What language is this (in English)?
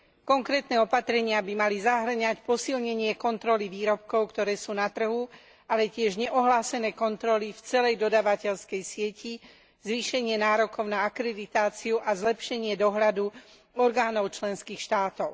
Slovak